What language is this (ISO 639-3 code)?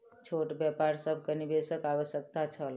mai